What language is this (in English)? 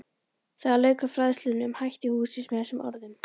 Icelandic